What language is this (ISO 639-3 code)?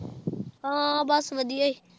pan